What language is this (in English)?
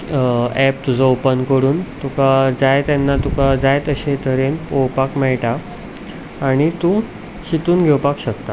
Konkani